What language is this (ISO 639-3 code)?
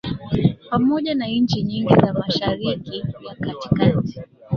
swa